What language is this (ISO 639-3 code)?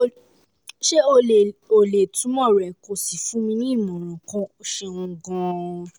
yor